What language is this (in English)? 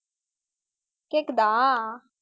Tamil